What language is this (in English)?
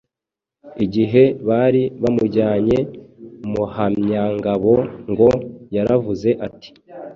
Kinyarwanda